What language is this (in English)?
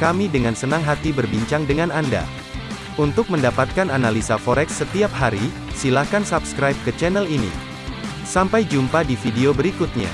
Indonesian